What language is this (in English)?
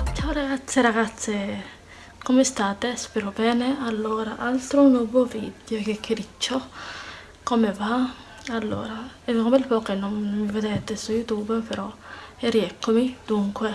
Italian